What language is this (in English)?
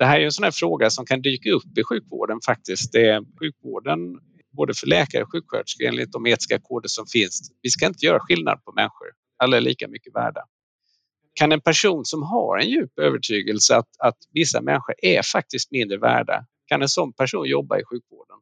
Swedish